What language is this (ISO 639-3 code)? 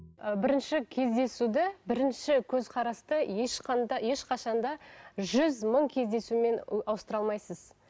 kaz